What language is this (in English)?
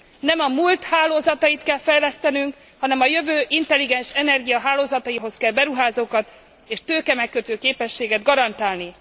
Hungarian